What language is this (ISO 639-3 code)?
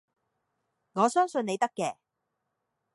yue